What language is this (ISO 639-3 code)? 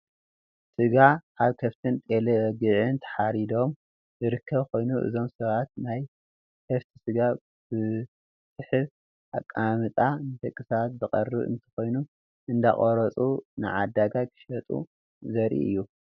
tir